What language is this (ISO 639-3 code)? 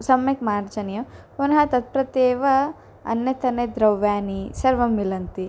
san